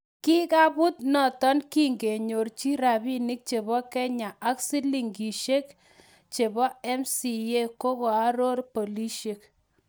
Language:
Kalenjin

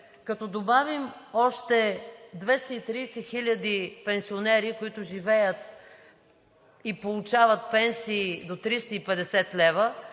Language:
Bulgarian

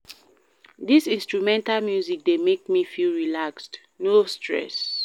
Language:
Nigerian Pidgin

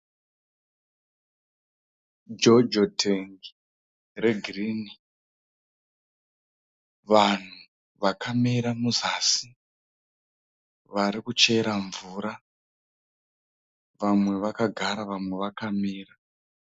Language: Shona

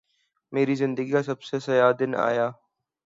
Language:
Urdu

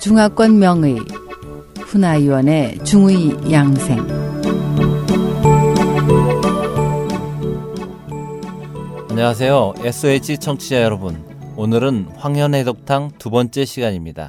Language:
Korean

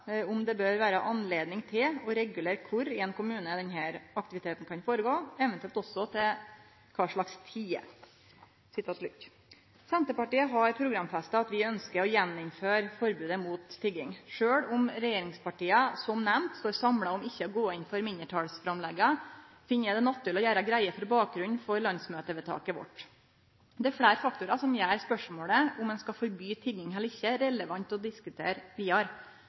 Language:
Norwegian Nynorsk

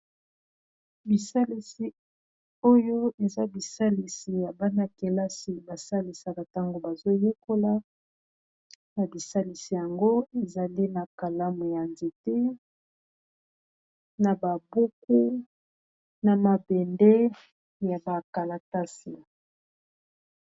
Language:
Lingala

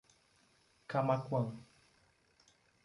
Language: Portuguese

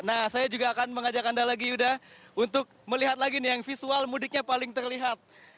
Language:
Indonesian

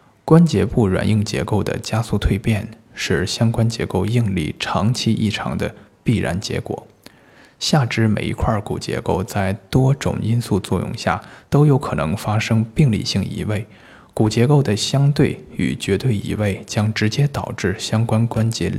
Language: Chinese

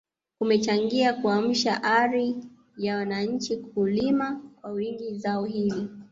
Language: Swahili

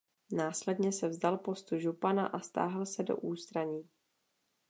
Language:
Czech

